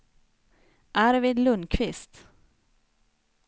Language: Swedish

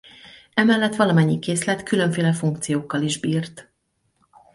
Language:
Hungarian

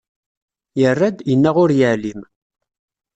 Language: Kabyle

